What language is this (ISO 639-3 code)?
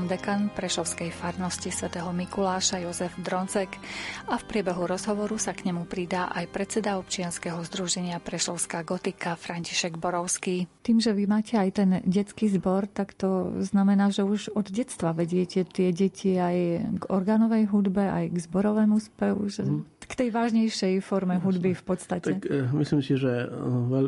slk